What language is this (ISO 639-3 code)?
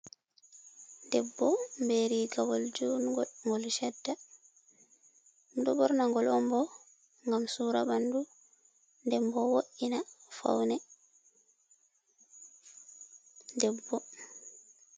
ful